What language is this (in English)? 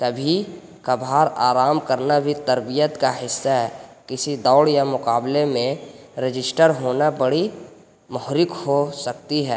Urdu